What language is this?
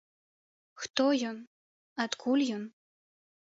Belarusian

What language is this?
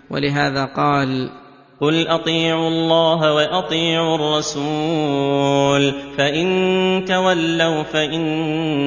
Arabic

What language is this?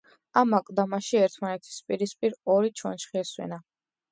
Georgian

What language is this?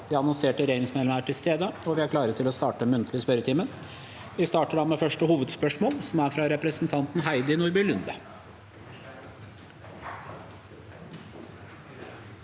Norwegian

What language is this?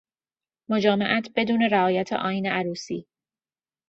Persian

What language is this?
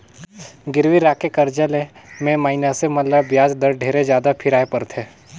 Chhattisgarhi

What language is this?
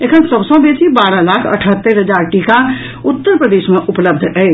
Maithili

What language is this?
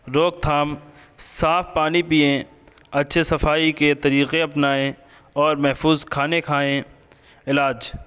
Urdu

